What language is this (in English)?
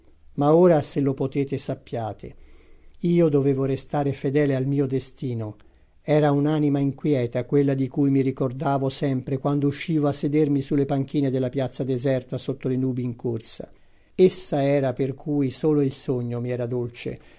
Italian